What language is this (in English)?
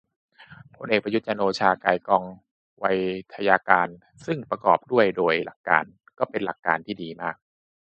Thai